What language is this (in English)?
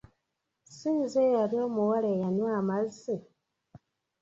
Ganda